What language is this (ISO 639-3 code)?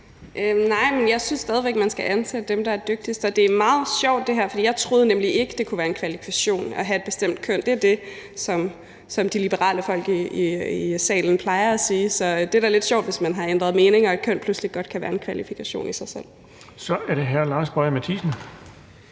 dan